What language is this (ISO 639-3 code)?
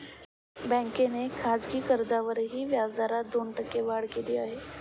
mar